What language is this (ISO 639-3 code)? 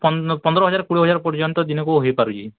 ori